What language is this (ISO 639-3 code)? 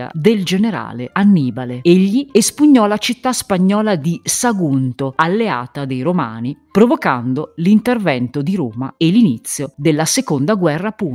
ita